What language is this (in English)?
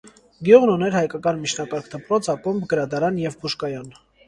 Armenian